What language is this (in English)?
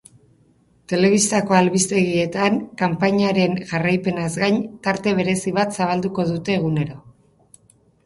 Basque